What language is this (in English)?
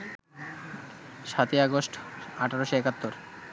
Bangla